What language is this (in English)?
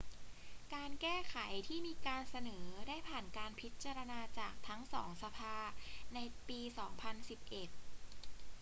Thai